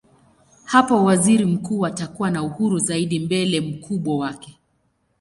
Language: Swahili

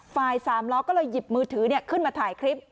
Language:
Thai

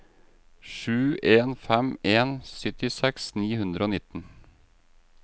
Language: Norwegian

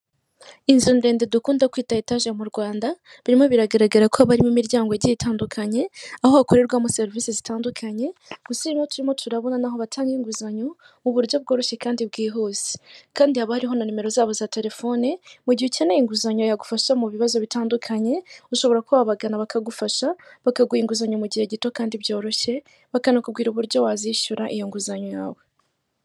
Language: Kinyarwanda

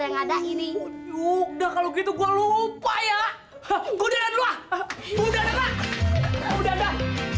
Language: Indonesian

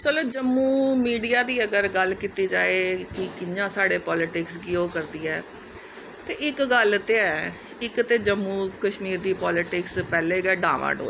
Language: Dogri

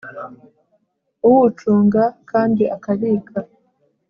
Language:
Kinyarwanda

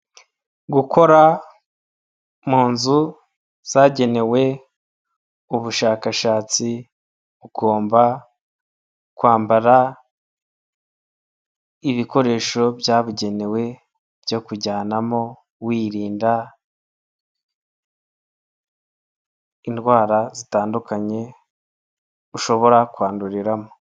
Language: Kinyarwanda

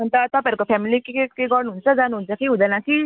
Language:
Nepali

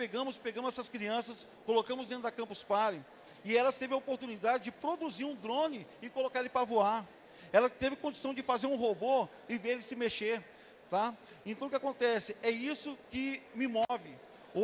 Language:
Portuguese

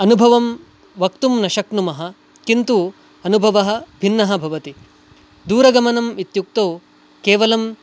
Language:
Sanskrit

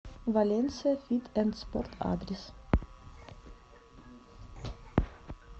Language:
Russian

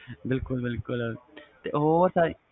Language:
Punjabi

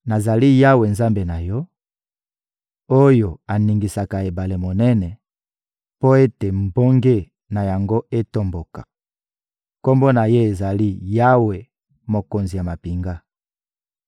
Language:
Lingala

